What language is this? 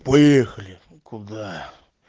Russian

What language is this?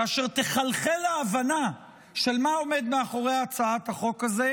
Hebrew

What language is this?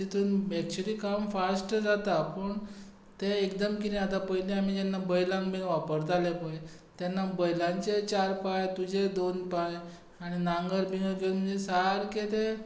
Konkani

